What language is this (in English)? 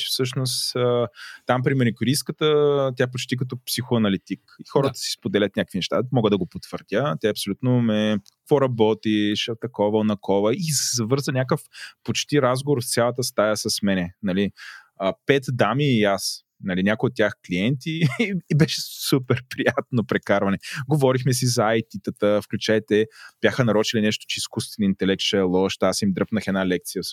Bulgarian